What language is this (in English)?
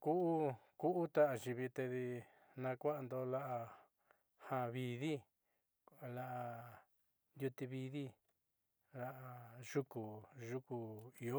Southeastern Nochixtlán Mixtec